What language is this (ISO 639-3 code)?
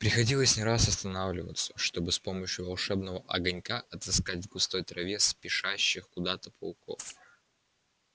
rus